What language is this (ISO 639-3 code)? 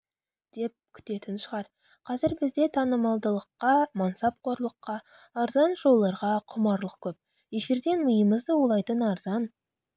kaz